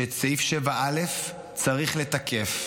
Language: Hebrew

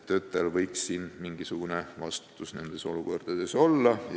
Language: Estonian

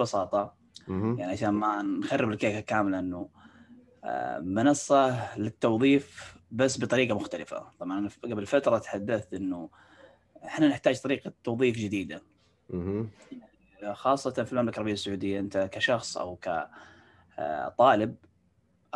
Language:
Arabic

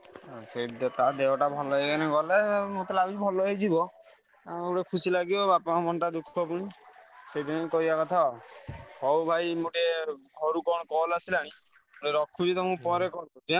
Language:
Odia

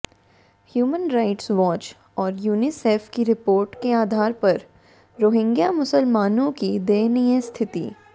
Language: Hindi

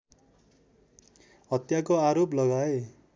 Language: Nepali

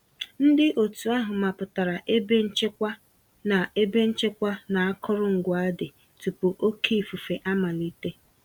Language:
Igbo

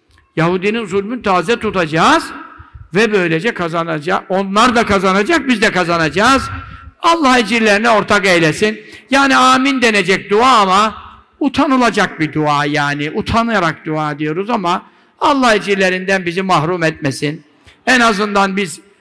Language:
Turkish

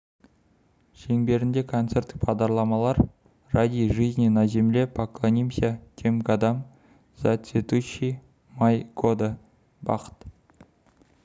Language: Kazakh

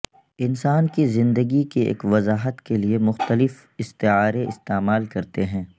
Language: Urdu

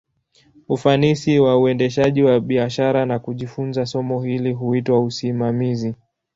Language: Swahili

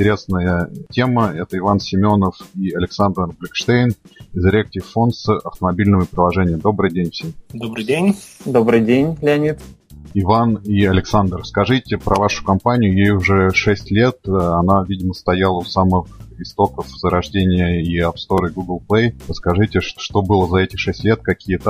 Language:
Russian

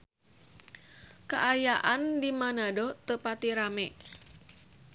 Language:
Sundanese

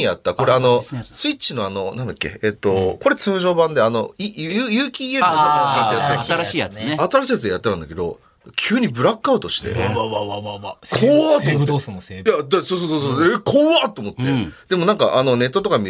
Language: Japanese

